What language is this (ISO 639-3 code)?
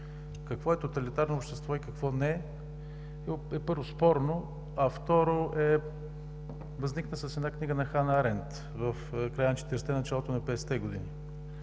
bul